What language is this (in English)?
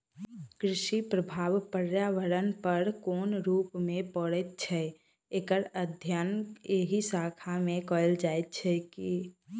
Maithili